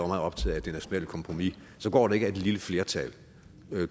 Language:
Danish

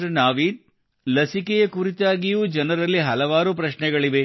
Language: Kannada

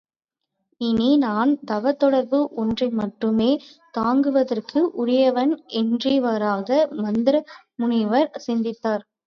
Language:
Tamil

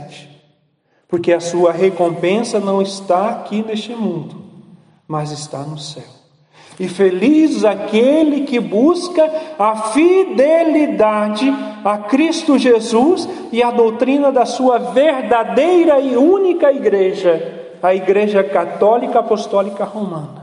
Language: Portuguese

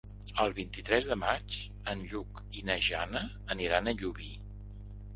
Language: Catalan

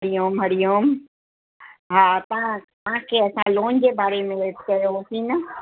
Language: Sindhi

